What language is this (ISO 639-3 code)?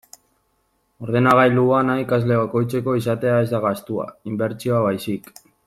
eus